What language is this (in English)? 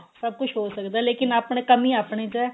Punjabi